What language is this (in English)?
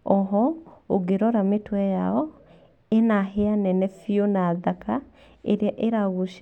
Kikuyu